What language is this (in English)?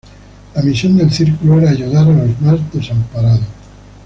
Spanish